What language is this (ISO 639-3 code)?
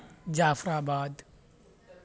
urd